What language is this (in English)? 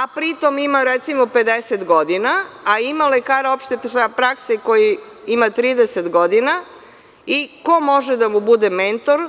Serbian